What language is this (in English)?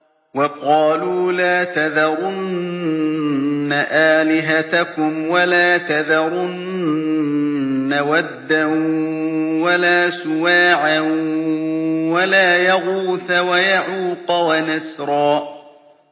Arabic